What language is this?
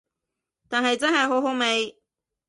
Cantonese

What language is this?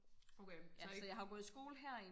Danish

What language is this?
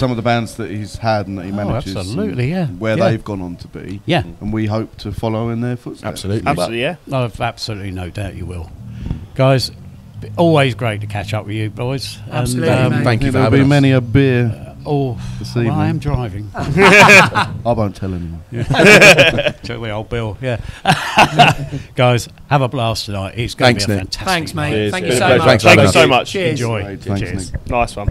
English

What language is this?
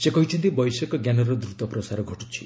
Odia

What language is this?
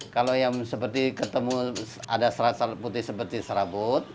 Indonesian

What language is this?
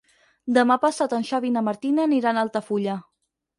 Catalan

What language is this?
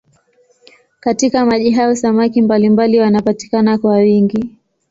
Swahili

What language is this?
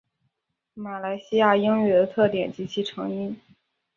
Chinese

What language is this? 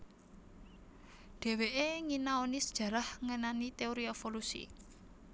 Javanese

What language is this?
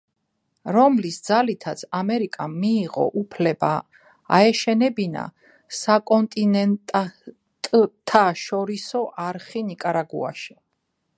Georgian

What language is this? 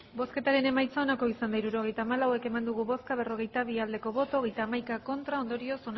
Basque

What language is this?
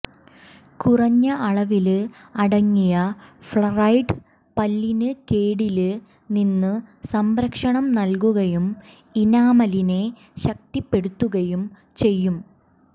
Malayalam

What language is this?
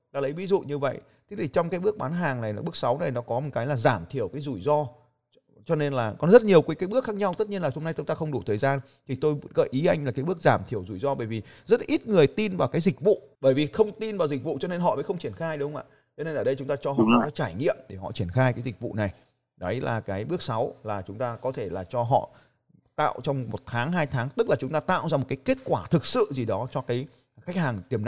Vietnamese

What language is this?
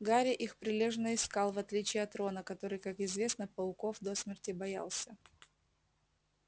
Russian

